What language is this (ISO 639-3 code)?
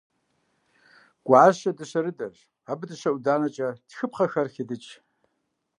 kbd